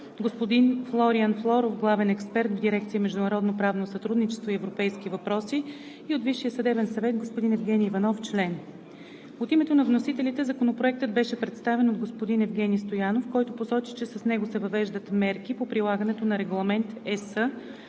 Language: Bulgarian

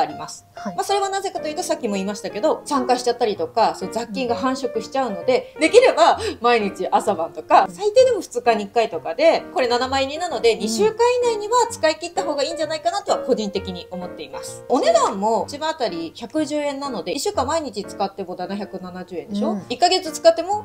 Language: Japanese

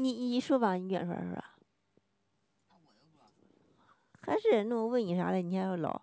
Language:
Chinese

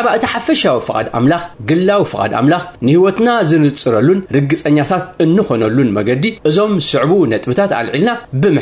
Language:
Arabic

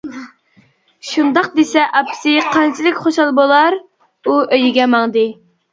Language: Uyghur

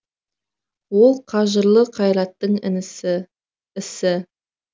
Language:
Kazakh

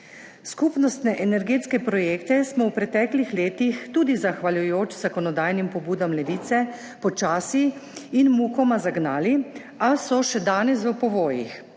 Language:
Slovenian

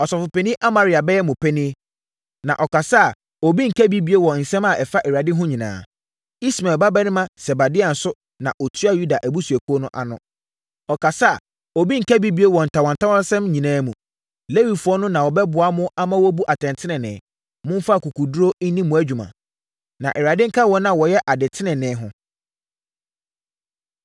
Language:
Akan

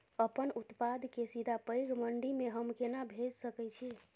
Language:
Maithili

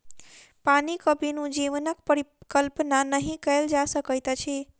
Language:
Maithili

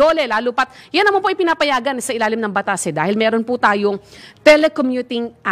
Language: Filipino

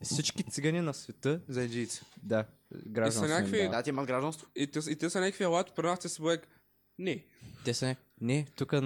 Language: Bulgarian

